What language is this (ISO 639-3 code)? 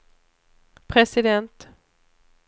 swe